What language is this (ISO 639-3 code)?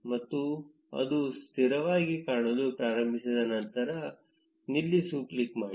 kan